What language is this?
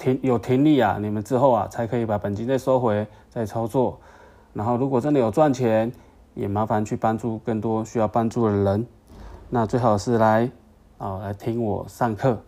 Chinese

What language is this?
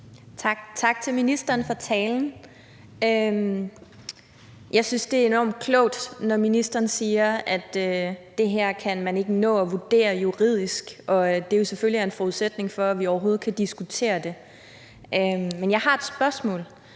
Danish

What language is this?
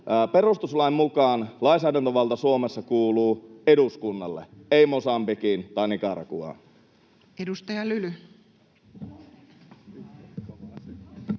Finnish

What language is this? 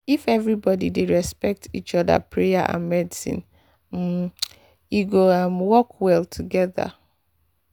Nigerian Pidgin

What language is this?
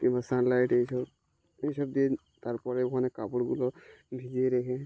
Bangla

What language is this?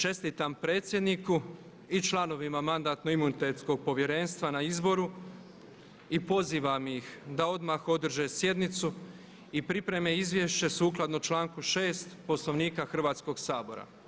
Croatian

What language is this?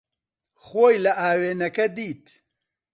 Central Kurdish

